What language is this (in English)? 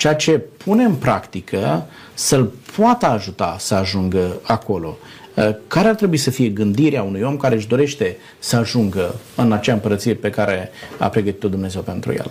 Romanian